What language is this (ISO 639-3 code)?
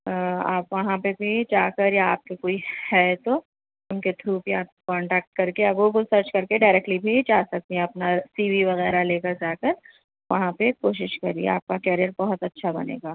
urd